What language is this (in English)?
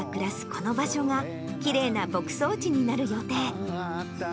Japanese